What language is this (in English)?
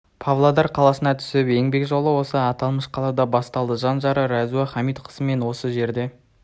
Kazakh